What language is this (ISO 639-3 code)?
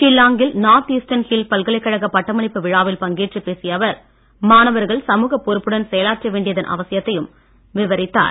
tam